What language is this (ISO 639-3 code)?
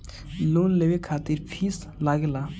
bho